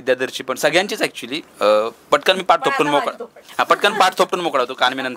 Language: Marathi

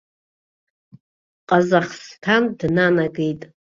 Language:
Abkhazian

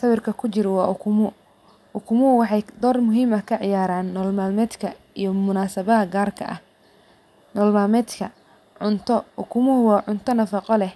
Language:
Somali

